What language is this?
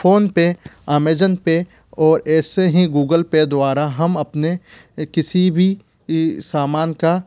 Hindi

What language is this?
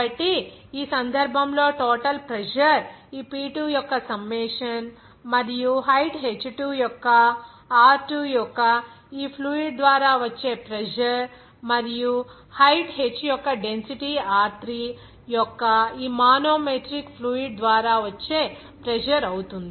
Telugu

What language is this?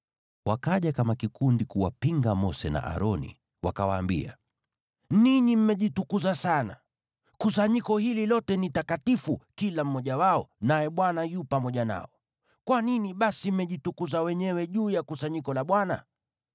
Swahili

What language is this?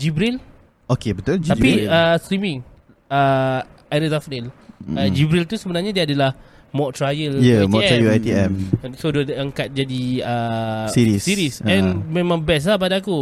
Malay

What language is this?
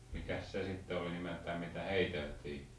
Finnish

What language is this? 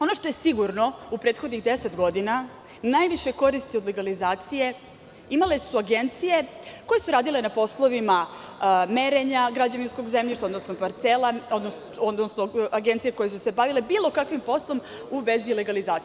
Serbian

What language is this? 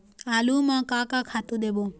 Chhattisgarhi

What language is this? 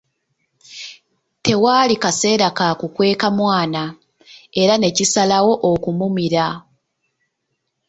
Ganda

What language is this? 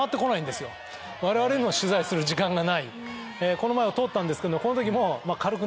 Japanese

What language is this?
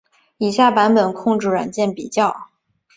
Chinese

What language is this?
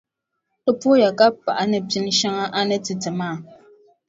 Dagbani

